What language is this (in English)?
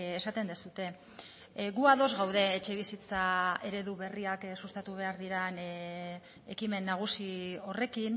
Basque